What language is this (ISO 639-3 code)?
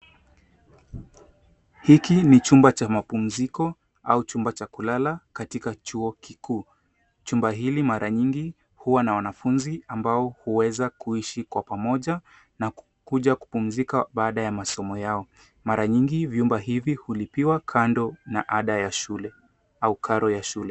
swa